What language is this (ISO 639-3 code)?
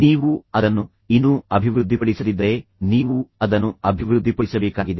kan